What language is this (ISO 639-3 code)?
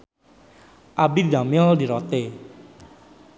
sun